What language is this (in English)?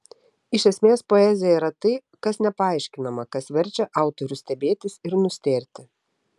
Lithuanian